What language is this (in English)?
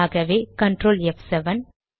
Tamil